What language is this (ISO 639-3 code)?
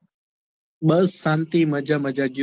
guj